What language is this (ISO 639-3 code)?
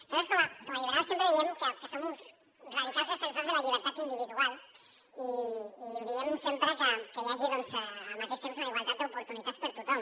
cat